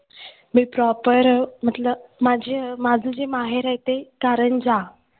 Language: Marathi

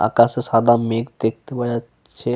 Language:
Bangla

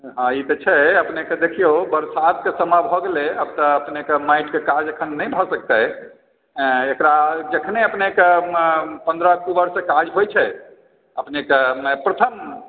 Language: Maithili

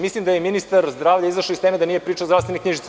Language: Serbian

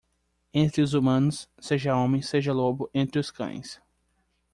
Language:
Portuguese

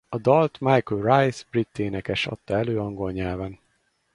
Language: Hungarian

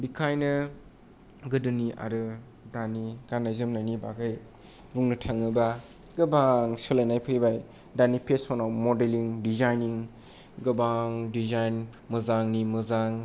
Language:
Bodo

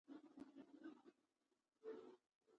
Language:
Pashto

